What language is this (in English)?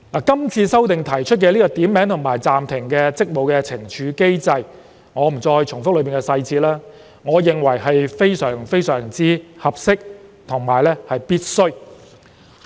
Cantonese